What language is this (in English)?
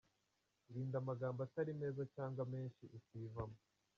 Kinyarwanda